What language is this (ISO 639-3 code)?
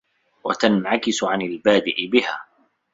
ara